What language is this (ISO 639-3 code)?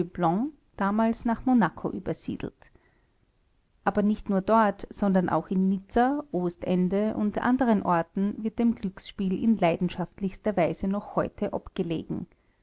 deu